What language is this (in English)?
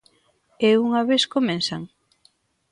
Galician